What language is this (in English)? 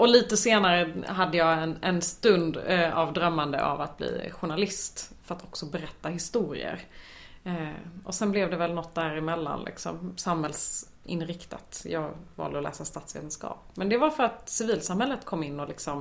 Swedish